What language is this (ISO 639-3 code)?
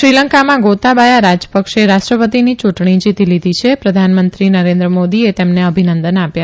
guj